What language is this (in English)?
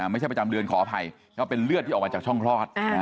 Thai